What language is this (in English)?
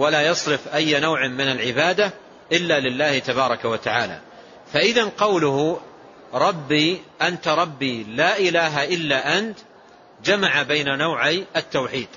Arabic